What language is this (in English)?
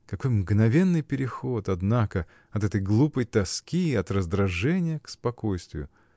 Russian